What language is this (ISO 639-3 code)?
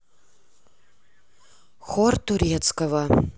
rus